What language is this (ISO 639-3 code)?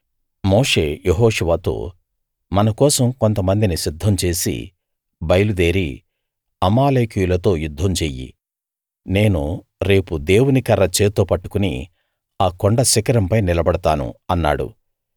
tel